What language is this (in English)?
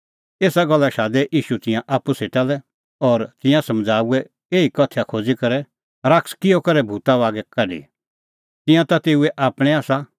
Kullu Pahari